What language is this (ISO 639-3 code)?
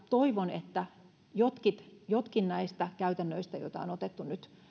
fin